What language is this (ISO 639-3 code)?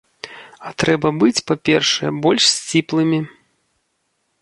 bel